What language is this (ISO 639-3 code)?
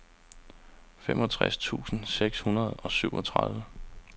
dan